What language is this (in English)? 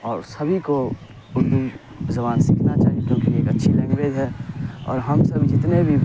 Urdu